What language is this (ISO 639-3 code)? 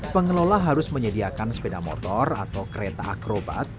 ind